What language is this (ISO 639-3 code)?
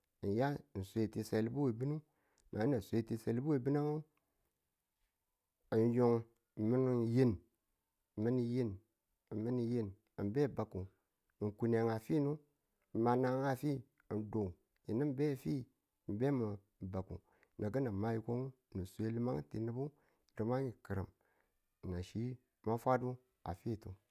tul